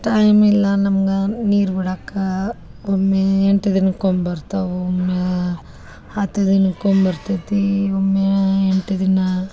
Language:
Kannada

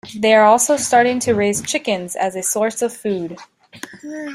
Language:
English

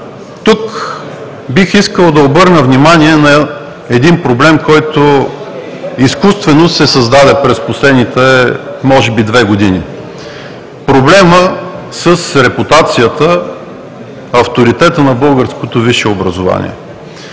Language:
Bulgarian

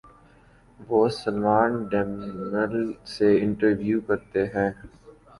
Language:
Urdu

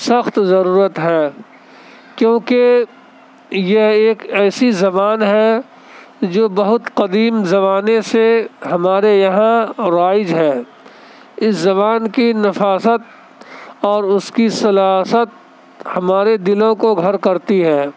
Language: Urdu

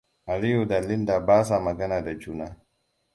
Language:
Hausa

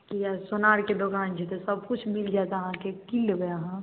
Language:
Maithili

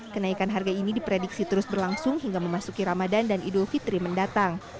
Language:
Indonesian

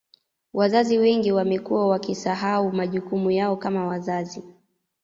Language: Swahili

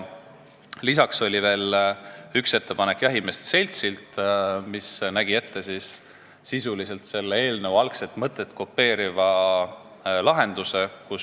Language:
Estonian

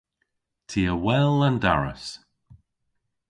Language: Cornish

